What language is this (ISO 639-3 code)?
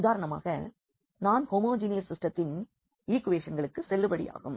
tam